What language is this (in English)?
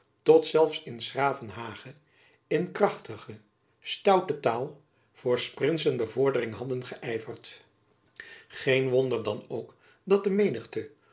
Dutch